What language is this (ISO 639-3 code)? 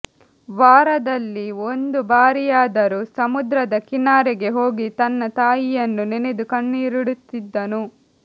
kan